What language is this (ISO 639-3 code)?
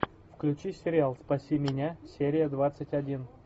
rus